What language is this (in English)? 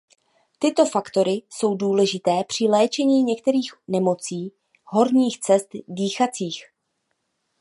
Czech